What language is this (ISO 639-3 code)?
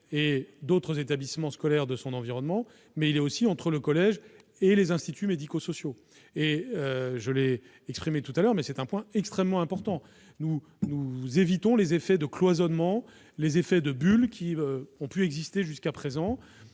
fra